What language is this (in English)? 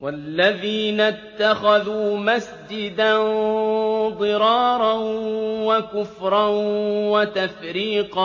Arabic